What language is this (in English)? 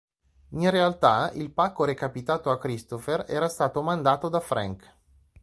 Italian